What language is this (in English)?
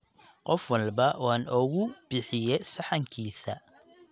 Somali